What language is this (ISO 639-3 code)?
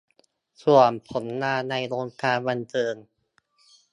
tha